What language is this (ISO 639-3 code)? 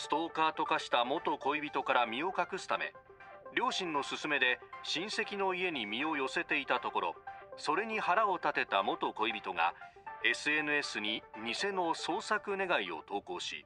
jpn